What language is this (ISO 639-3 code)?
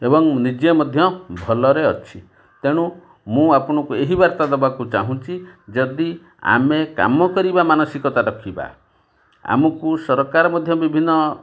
ori